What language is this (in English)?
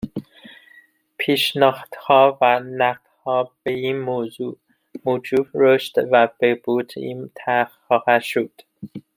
Persian